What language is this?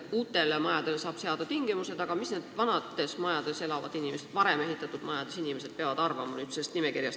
Estonian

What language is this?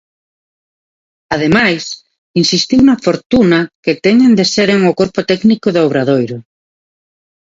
Galician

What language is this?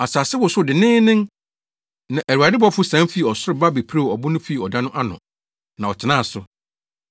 Akan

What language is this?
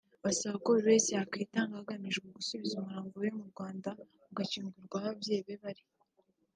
Kinyarwanda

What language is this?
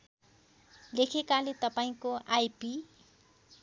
Nepali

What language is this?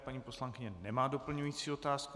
Czech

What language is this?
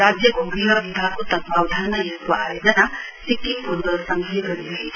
Nepali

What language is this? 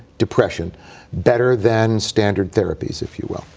English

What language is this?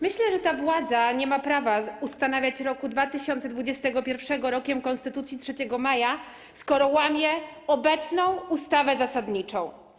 Polish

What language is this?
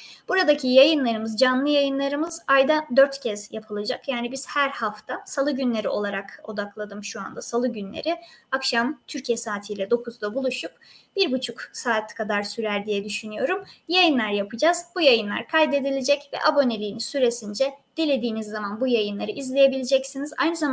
Turkish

